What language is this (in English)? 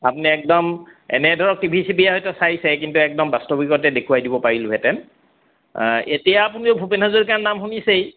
Assamese